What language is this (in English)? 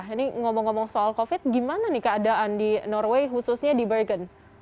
Indonesian